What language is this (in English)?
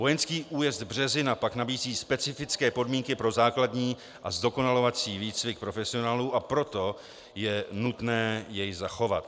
Czech